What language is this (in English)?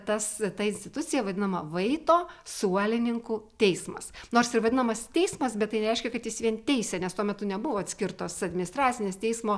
Lithuanian